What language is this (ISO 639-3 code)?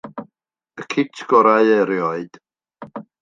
cym